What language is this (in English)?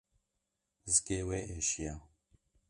Kurdish